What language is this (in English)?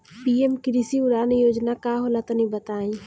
Bhojpuri